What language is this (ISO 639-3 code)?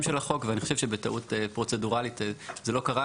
heb